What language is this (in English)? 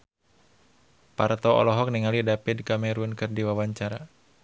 Sundanese